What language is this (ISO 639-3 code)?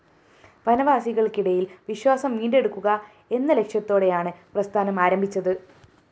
mal